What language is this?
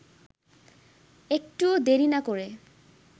Bangla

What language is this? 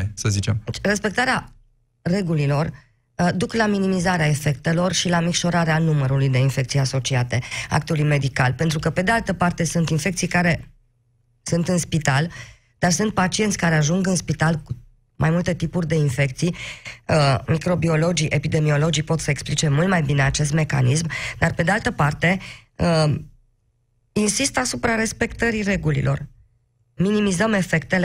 Romanian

